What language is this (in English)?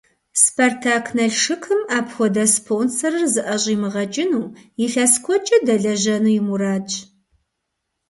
Kabardian